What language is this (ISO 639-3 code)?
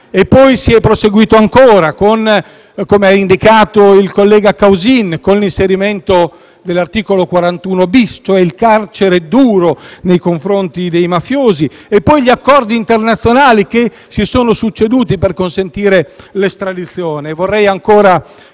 ita